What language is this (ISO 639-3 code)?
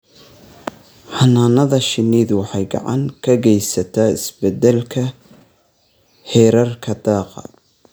som